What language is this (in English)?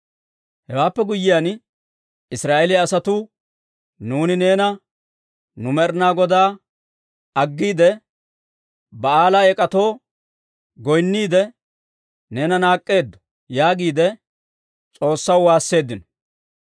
Dawro